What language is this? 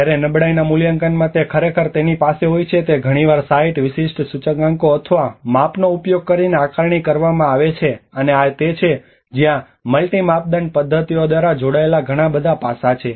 Gujarati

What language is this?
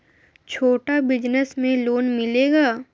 Magahi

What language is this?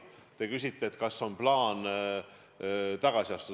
Estonian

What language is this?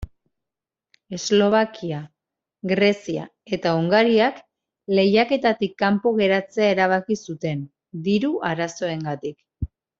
Basque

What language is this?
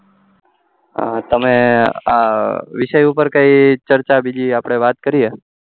Gujarati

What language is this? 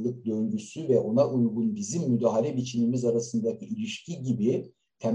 Turkish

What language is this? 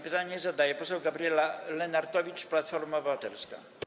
Polish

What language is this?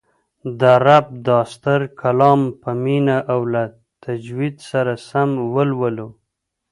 Pashto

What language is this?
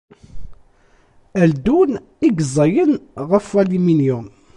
Kabyle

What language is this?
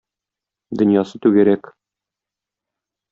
Tatar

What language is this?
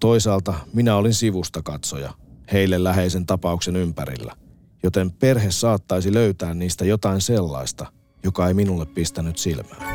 Finnish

